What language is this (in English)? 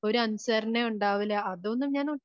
Malayalam